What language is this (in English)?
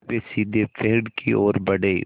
Hindi